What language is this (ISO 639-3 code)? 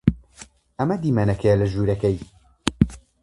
ckb